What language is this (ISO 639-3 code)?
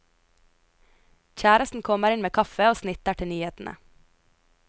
nor